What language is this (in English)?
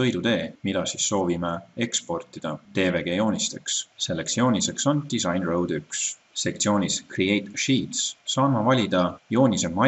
Finnish